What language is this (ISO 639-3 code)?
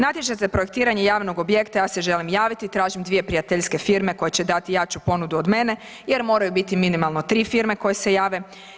hrv